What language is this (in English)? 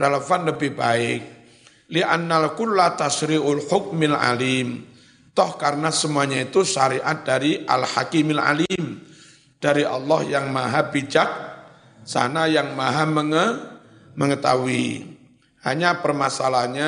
Indonesian